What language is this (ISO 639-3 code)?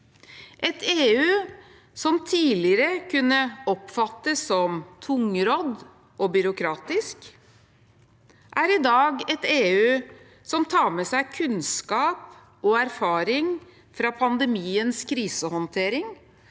nor